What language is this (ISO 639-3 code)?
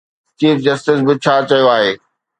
snd